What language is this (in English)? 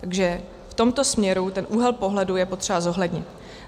Czech